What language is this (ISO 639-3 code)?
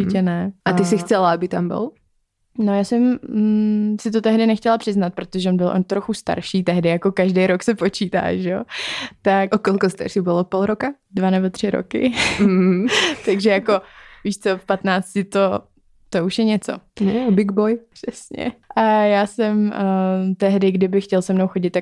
ces